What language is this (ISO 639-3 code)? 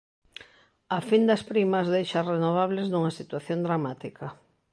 glg